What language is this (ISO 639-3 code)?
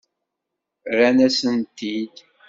kab